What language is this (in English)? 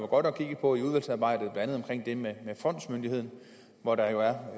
Danish